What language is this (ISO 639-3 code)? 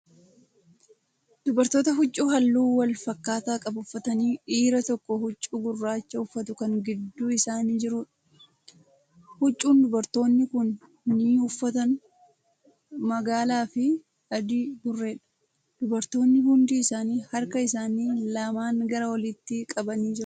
orm